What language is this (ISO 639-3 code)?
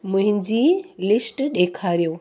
snd